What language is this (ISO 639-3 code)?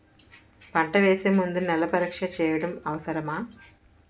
tel